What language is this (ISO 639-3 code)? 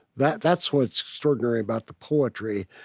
eng